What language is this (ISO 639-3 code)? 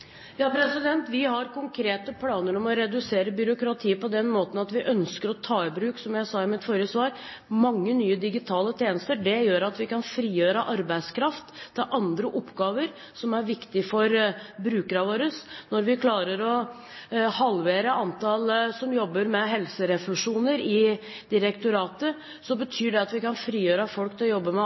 nor